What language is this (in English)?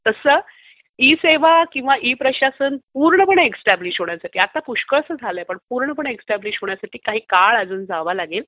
Marathi